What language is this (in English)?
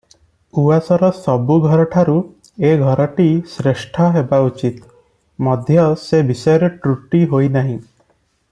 Odia